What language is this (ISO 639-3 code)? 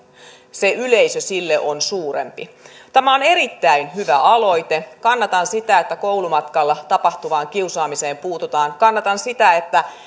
fin